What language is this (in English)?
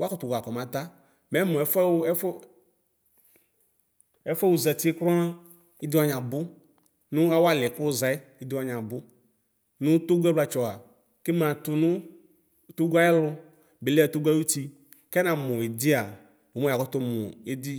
Ikposo